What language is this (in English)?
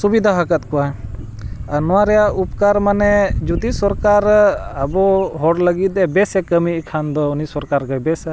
Santali